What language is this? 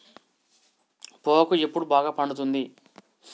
Telugu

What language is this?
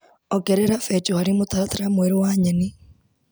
Kikuyu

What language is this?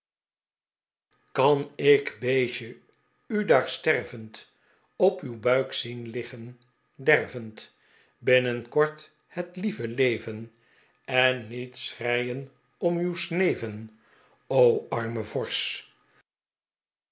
Dutch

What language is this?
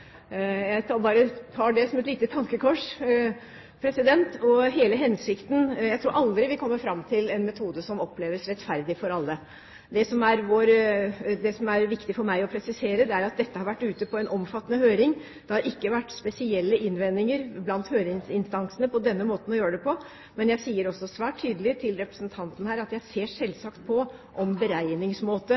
Norwegian Bokmål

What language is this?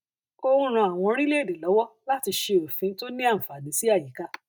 Yoruba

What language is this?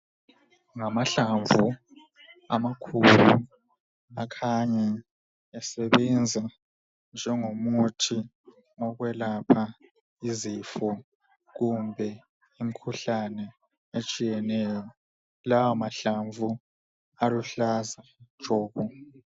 North Ndebele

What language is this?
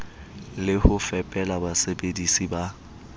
Southern Sotho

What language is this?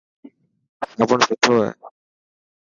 Dhatki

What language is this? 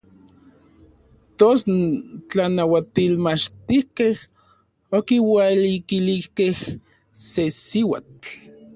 Orizaba Nahuatl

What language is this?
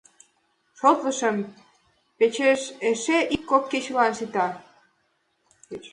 Mari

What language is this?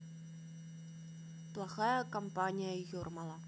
Russian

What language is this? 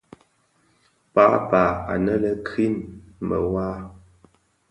Bafia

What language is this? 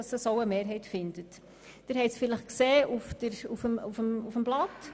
Swiss German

